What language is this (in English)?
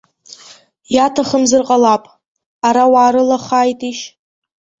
Abkhazian